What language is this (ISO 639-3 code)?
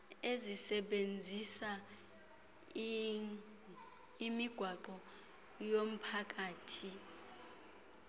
xho